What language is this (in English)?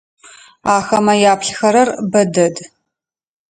Adyghe